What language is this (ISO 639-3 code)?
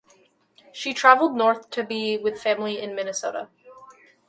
eng